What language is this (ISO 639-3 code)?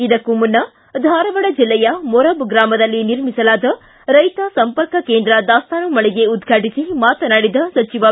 kan